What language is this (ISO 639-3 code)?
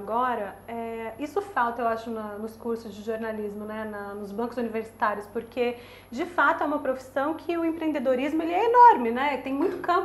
por